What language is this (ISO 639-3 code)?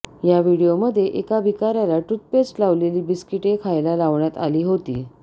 mar